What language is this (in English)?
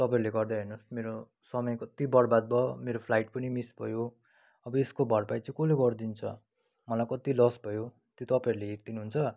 Nepali